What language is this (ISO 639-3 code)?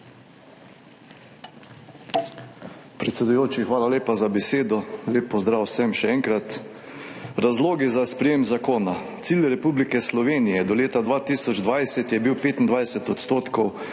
slv